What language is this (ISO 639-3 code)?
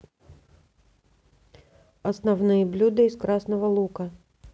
rus